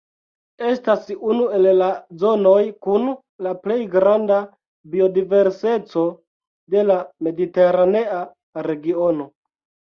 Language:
Esperanto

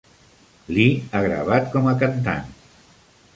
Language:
Catalan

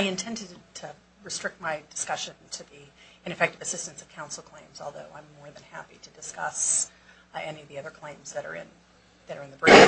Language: English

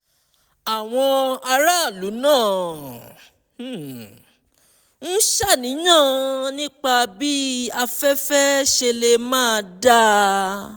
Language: Yoruba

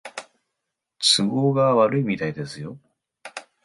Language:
Japanese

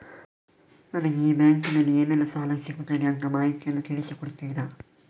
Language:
Kannada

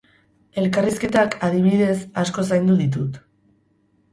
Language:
Basque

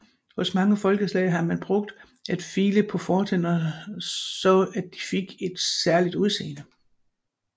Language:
Danish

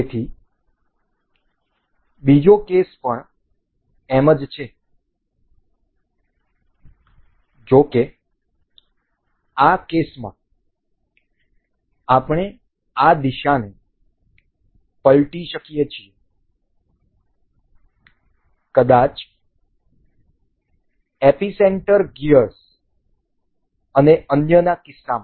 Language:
Gujarati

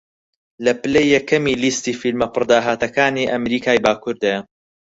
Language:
Central Kurdish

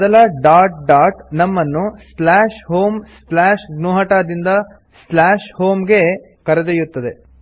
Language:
Kannada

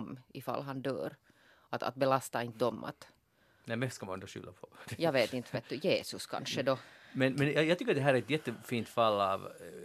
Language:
Swedish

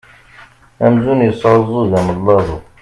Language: Kabyle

